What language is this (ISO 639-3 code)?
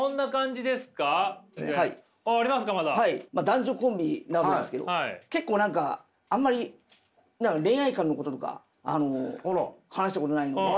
jpn